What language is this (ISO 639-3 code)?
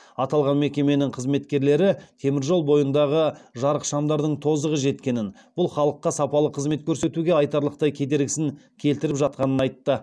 kaz